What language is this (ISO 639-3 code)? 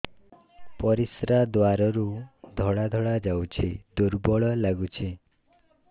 ori